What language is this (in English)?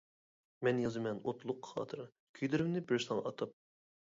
Uyghur